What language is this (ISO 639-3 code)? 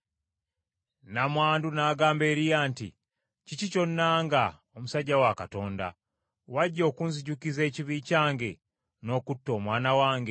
lug